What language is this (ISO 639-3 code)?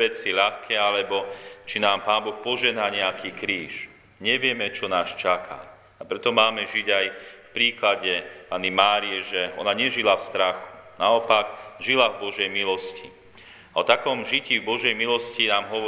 slk